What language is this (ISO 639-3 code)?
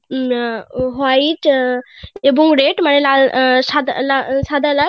ben